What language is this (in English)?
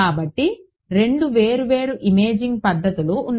Telugu